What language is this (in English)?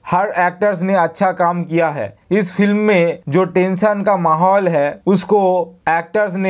Hindi